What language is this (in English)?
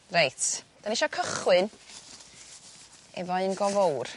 Welsh